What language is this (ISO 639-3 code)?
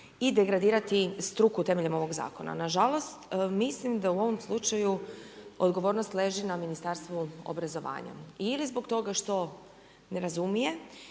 hrv